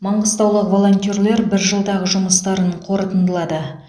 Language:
Kazakh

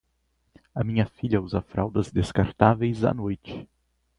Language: Portuguese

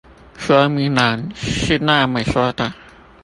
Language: Chinese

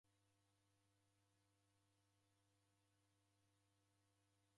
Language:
Taita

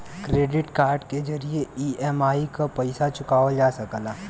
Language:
Bhojpuri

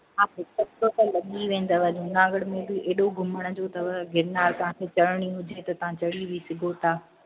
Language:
Sindhi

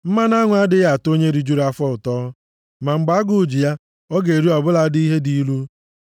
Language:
Igbo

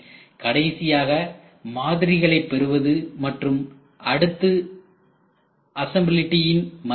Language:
Tamil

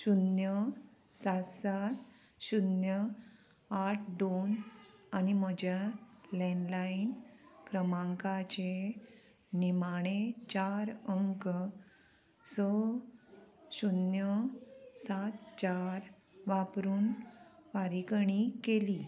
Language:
Konkani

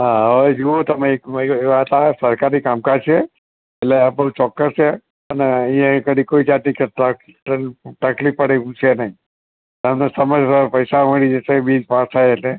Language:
Gujarati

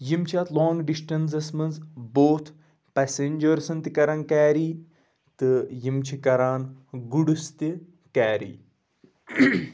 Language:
Kashmiri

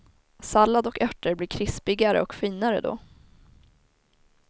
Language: Swedish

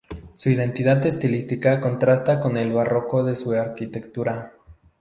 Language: Spanish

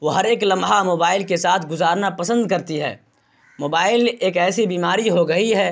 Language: Urdu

